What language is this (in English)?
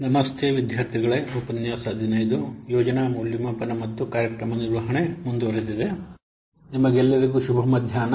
Kannada